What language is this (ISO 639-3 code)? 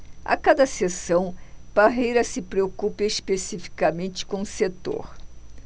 por